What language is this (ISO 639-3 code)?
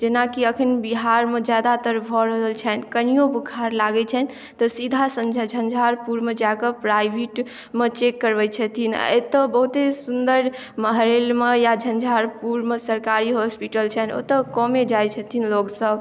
mai